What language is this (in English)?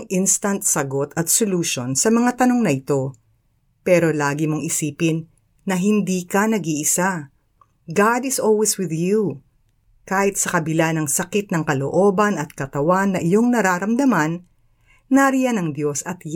Filipino